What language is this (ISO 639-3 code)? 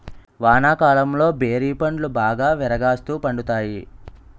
tel